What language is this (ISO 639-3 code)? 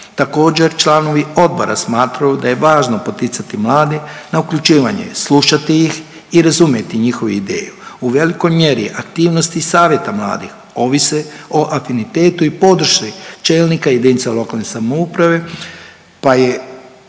hrv